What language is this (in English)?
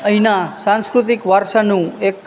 Gujarati